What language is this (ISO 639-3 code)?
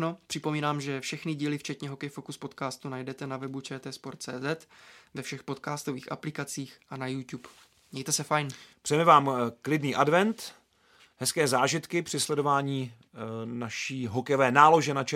ces